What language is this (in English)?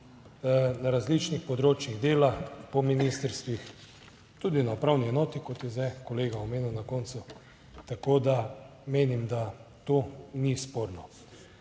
Slovenian